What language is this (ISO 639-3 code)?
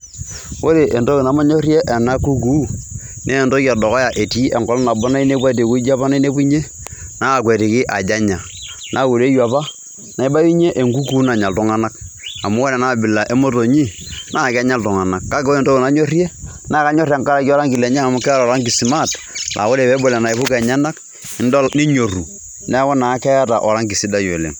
mas